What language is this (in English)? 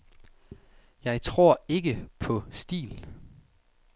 Danish